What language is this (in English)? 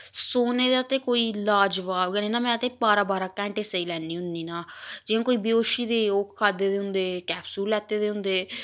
Dogri